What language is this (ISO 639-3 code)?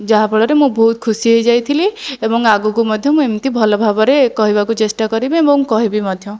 ori